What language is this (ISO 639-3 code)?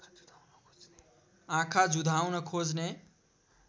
nep